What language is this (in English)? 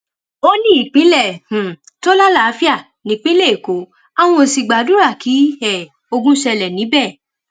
Yoruba